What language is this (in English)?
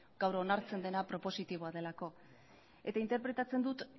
Basque